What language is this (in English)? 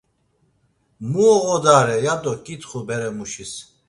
Laz